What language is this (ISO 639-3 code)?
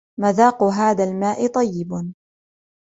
ara